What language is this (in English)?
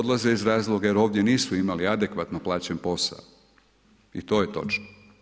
Croatian